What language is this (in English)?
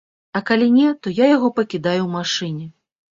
Belarusian